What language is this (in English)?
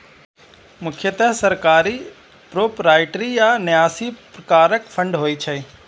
Maithili